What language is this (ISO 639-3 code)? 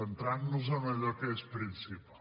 cat